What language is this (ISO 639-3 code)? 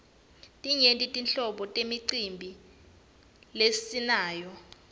ssw